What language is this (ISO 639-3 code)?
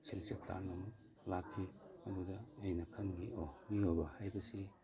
mni